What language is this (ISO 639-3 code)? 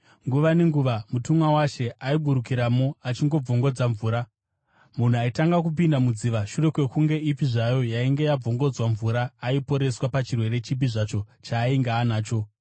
sna